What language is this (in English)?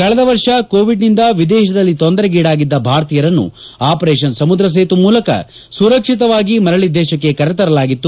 Kannada